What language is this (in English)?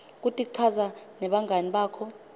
Swati